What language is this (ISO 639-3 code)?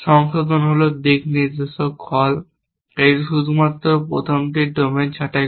ben